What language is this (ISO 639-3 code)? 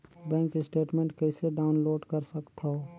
hne